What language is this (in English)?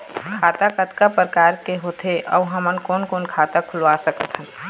Chhattisgarhi